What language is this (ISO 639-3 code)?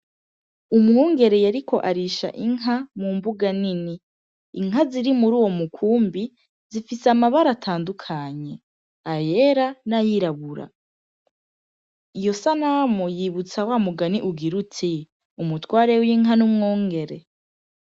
run